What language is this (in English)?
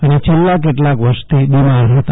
Gujarati